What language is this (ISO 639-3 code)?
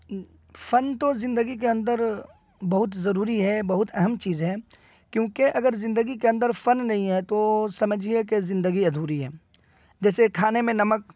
urd